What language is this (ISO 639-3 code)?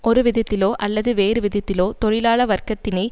tam